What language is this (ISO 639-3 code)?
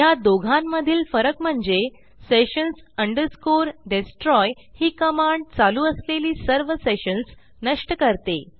mar